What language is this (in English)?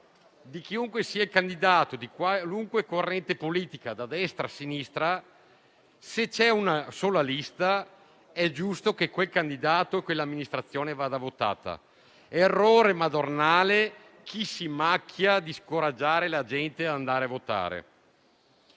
Italian